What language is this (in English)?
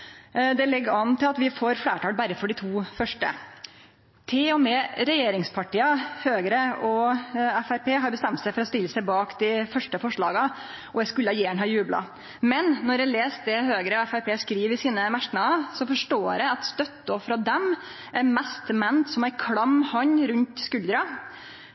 Norwegian Nynorsk